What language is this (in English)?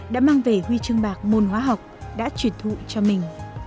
Vietnamese